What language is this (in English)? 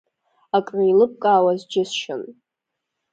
Abkhazian